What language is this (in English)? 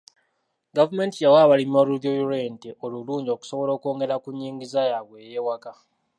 Ganda